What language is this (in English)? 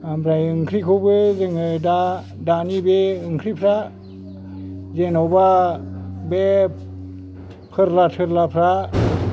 Bodo